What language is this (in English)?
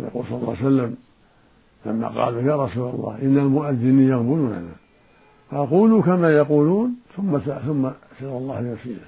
Arabic